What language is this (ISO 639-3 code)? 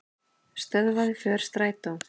isl